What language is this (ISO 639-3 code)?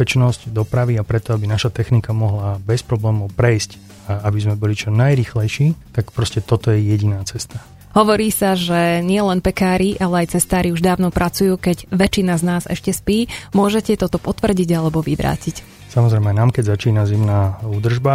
slk